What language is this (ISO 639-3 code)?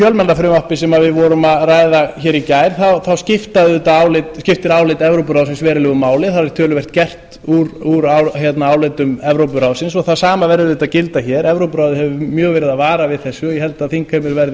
isl